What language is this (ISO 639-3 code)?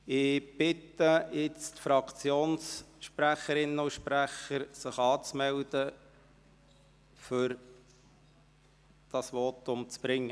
gsw